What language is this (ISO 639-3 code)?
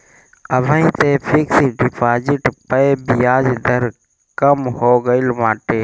bho